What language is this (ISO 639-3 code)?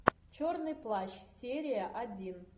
rus